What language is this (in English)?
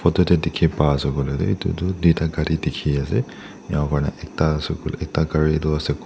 Naga Pidgin